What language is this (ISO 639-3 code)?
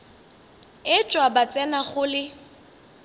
nso